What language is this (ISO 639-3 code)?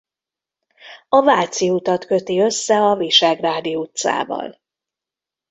hun